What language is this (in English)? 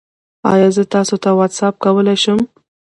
Pashto